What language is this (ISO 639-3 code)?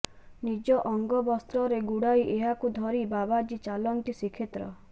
ori